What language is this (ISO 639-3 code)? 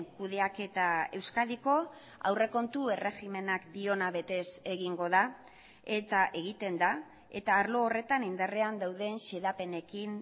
eus